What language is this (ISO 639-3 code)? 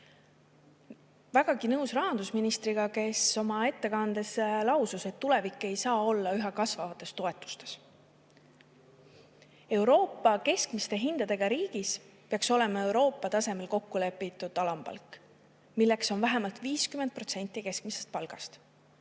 est